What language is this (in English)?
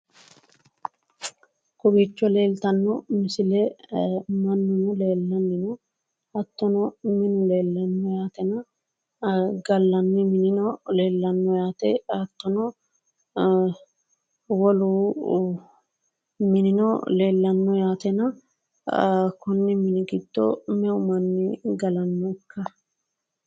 Sidamo